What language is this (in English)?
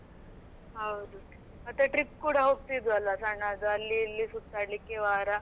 Kannada